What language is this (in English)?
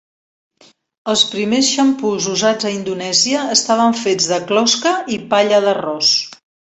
Catalan